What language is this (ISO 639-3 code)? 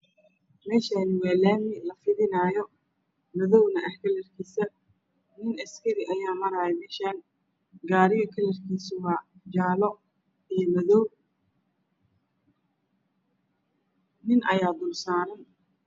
som